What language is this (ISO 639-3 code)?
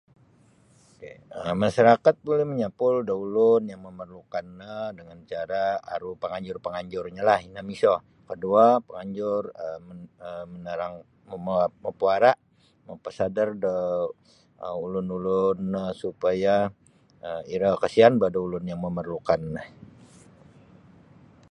bsy